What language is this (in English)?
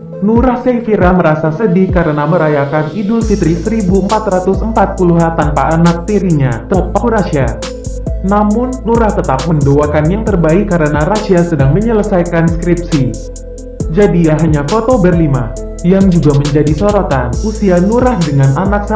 Indonesian